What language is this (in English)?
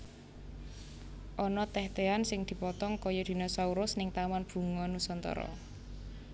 Javanese